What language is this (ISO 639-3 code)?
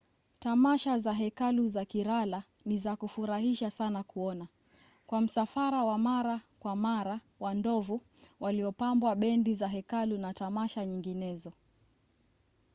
swa